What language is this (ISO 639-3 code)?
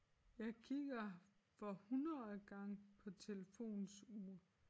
dan